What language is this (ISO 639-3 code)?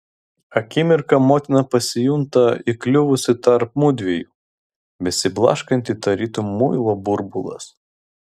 lit